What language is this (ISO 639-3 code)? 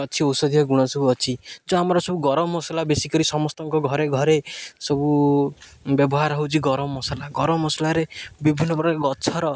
ori